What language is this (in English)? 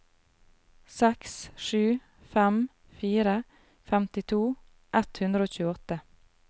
Norwegian